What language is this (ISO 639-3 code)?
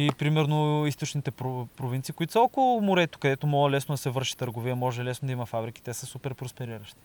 bul